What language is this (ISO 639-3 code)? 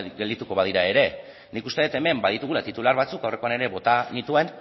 eus